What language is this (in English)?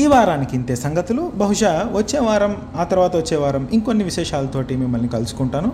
Telugu